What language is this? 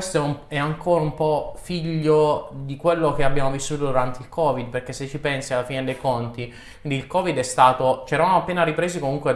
Italian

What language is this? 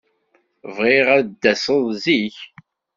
Kabyle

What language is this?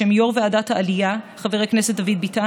Hebrew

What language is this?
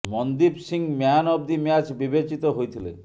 Odia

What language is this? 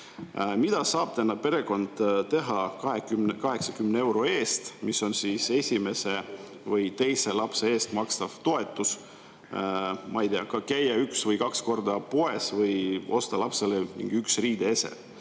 Estonian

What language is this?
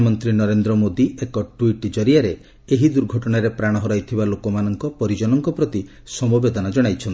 Odia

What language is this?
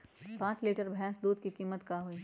Magahi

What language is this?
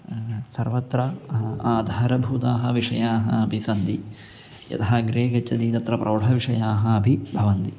Sanskrit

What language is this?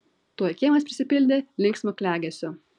Lithuanian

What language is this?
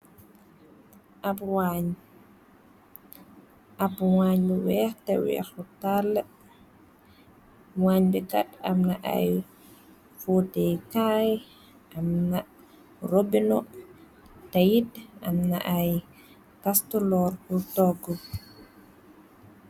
Wolof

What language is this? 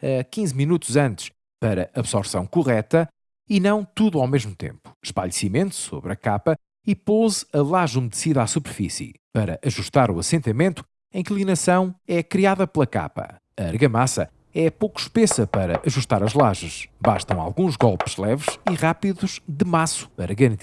Portuguese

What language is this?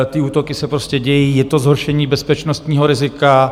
Czech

